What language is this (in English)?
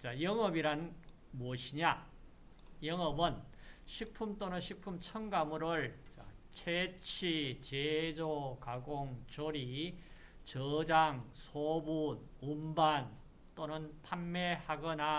Korean